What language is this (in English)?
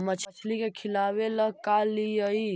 Magahi